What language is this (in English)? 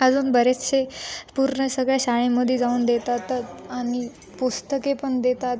Marathi